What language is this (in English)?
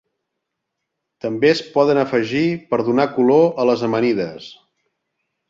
Catalan